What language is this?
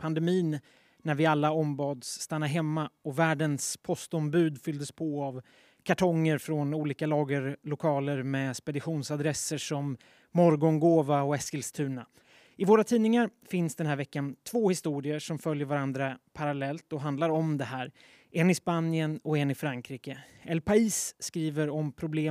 Swedish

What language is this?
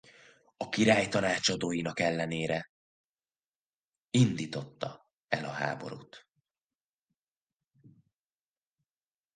Hungarian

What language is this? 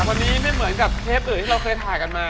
Thai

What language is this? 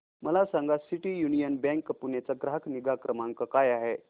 Marathi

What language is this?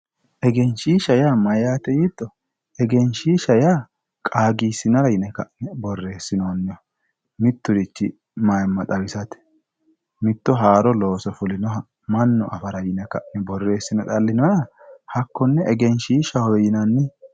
Sidamo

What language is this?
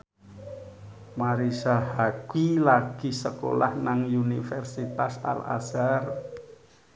Javanese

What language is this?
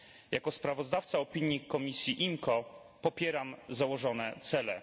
Polish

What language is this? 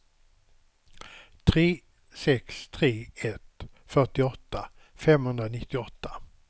Swedish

